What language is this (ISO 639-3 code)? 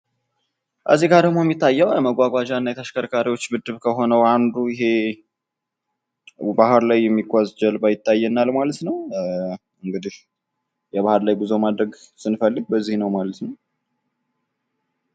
amh